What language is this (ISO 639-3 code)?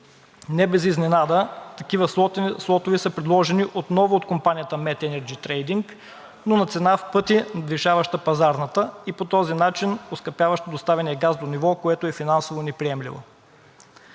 bul